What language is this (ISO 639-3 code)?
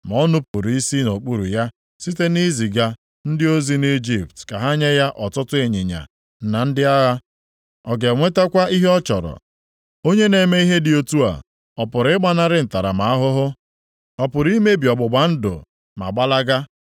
ibo